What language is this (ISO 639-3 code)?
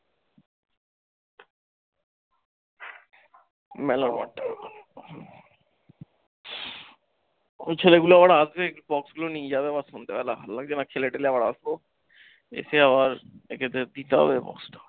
ben